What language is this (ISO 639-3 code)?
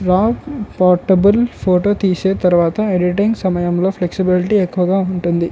tel